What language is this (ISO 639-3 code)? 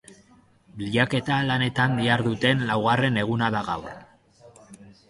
eus